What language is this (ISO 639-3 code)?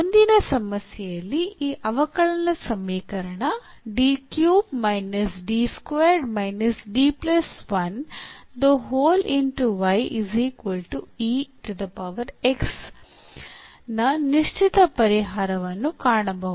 kan